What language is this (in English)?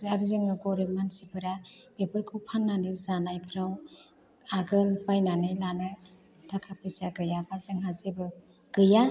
Bodo